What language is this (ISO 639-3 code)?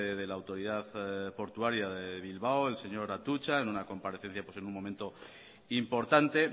spa